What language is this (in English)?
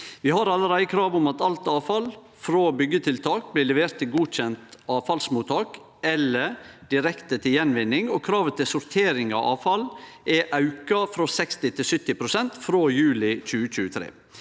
Norwegian